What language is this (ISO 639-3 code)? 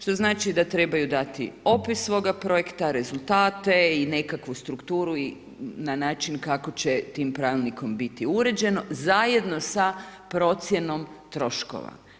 hrv